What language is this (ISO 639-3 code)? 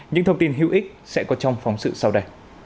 vie